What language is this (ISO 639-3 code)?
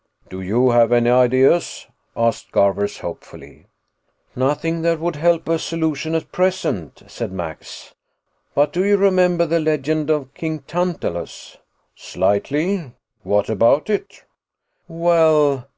eng